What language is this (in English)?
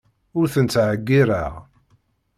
Kabyle